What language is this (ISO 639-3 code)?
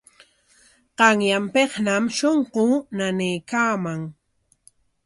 qwa